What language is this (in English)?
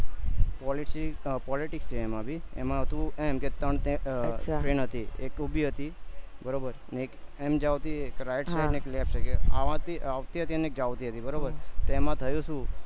Gujarati